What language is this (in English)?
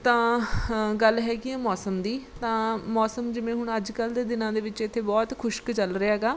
Punjabi